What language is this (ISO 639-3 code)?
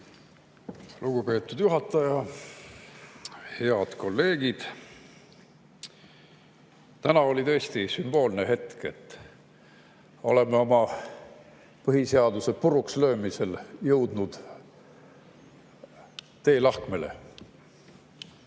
est